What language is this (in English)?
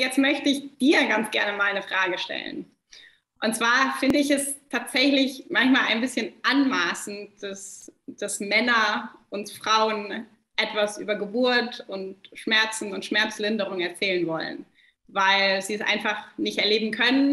German